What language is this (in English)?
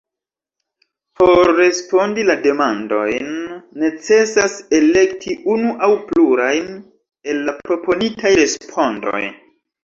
Esperanto